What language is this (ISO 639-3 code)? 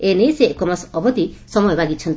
ori